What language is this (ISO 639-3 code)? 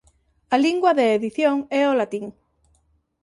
glg